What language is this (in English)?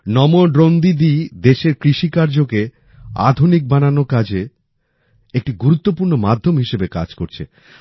Bangla